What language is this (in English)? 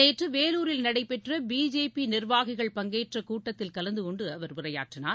Tamil